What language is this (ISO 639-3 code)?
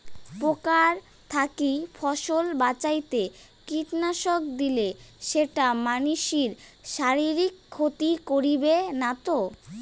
ben